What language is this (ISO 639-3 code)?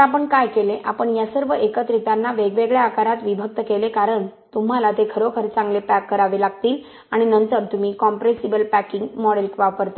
mar